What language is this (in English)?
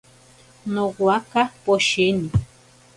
Ashéninka Perené